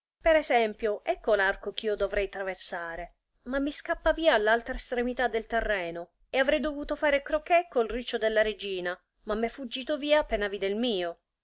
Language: Italian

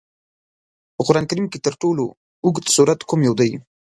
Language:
Pashto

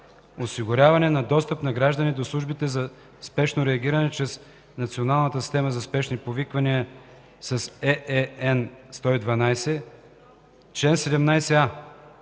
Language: Bulgarian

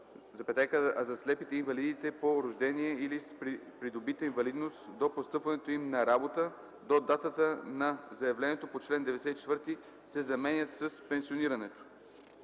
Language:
Bulgarian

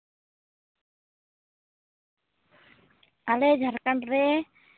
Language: Santali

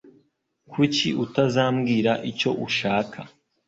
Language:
Kinyarwanda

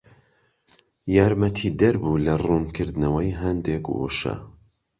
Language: Central Kurdish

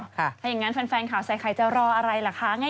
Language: Thai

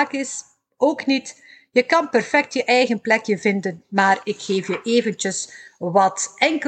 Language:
Dutch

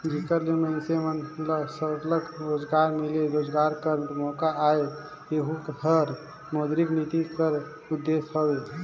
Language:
Chhattisgarhi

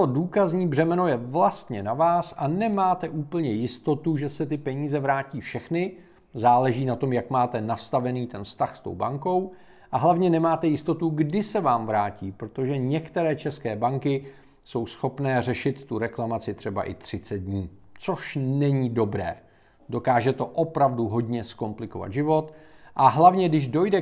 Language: Czech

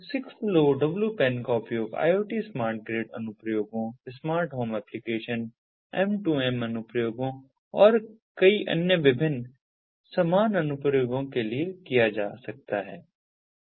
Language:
Hindi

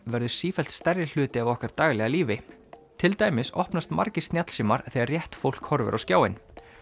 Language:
Icelandic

